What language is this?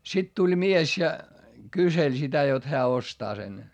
Finnish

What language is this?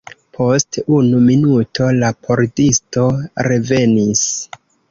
Esperanto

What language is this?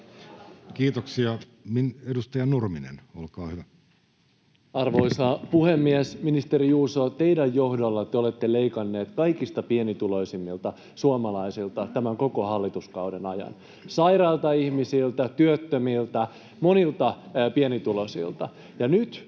Finnish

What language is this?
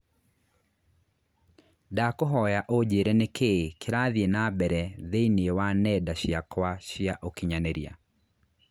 Kikuyu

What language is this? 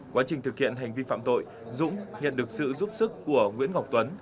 Vietnamese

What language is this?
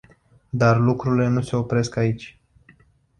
Romanian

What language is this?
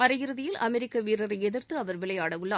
Tamil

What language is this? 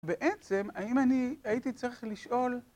Hebrew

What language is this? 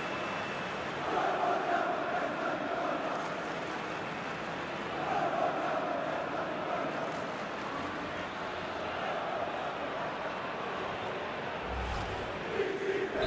Japanese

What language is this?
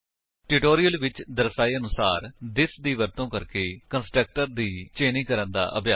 Punjabi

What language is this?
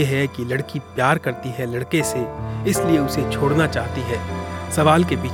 Hindi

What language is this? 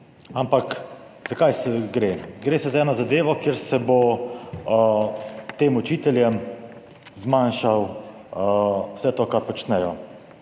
Slovenian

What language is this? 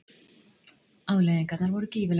Icelandic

